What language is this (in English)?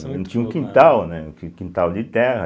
Portuguese